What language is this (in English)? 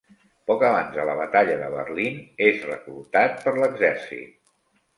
Catalan